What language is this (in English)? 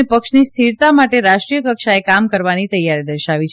Gujarati